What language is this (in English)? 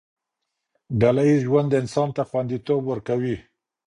Pashto